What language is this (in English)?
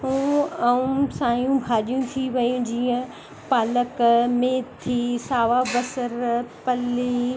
Sindhi